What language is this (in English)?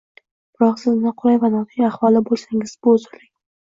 Uzbek